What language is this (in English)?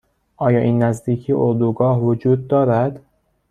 Persian